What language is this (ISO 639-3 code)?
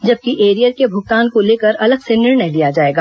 hin